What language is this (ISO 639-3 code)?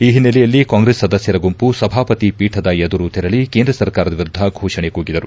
kan